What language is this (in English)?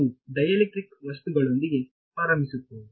Kannada